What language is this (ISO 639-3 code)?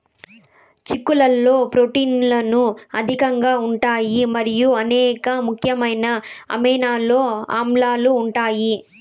tel